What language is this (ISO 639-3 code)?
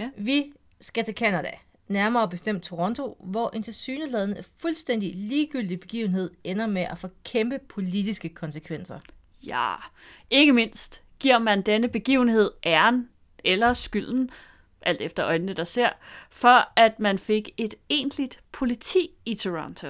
dan